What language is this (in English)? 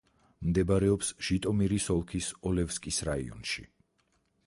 Georgian